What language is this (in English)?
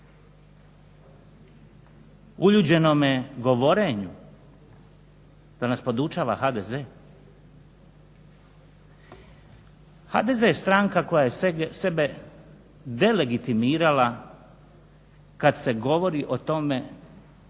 Croatian